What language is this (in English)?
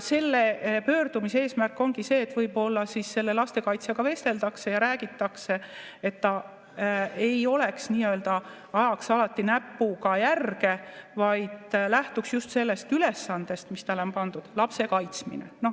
Estonian